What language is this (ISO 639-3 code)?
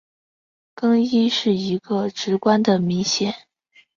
zho